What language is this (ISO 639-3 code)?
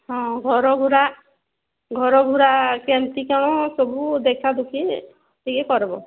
ori